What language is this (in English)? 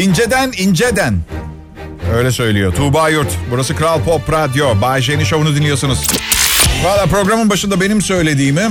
Turkish